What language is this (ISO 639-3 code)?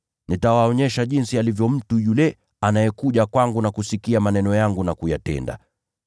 swa